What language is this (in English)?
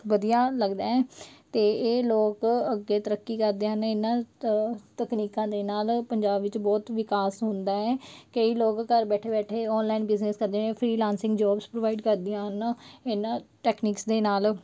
Punjabi